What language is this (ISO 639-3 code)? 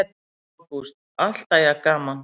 isl